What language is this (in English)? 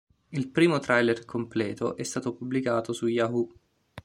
Italian